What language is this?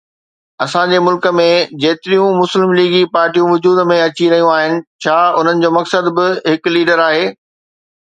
Sindhi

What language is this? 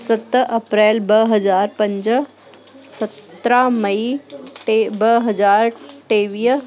Sindhi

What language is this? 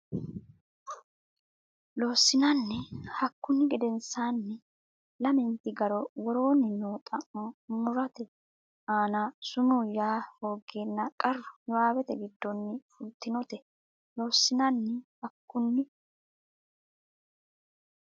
Sidamo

